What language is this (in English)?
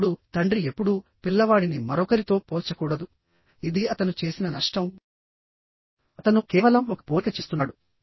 Telugu